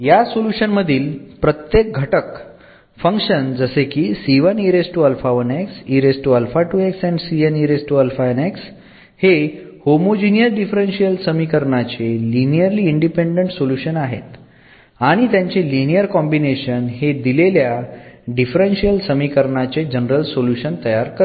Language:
Marathi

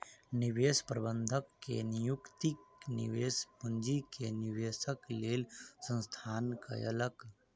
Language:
Maithili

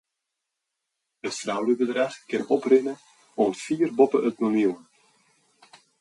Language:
Western Frisian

